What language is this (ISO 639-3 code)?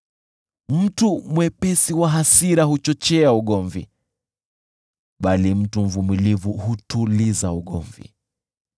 swa